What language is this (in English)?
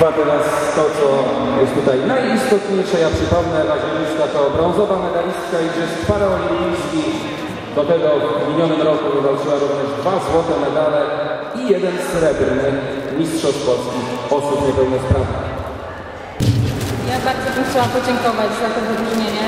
Polish